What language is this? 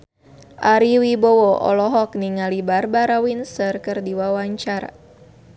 Sundanese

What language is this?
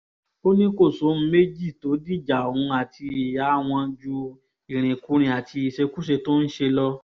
Yoruba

